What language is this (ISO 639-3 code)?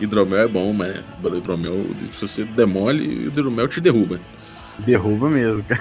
por